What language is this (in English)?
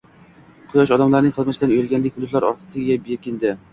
Uzbek